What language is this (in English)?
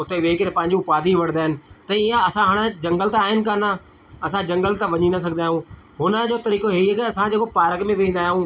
Sindhi